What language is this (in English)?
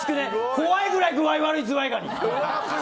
Japanese